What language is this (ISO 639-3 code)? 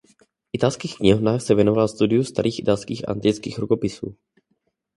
ces